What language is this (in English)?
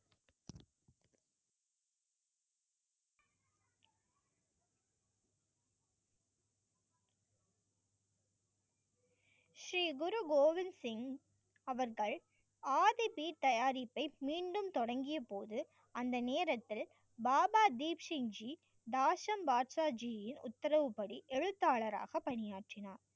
Tamil